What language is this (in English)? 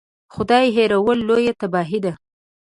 Pashto